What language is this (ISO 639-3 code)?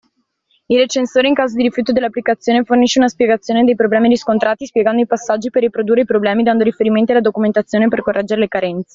ita